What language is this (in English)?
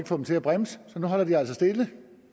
Danish